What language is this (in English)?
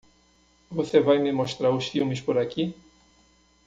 Portuguese